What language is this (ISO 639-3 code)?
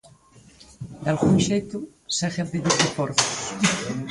glg